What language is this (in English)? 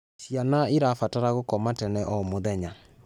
Kikuyu